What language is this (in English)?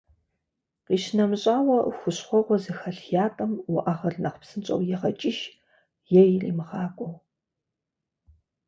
Kabardian